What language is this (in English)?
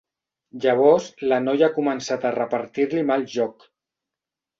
Catalan